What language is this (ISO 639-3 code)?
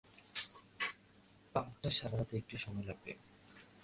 ben